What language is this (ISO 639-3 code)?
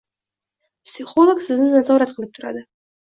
uzb